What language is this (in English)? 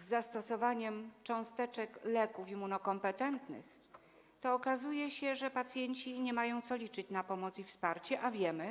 Polish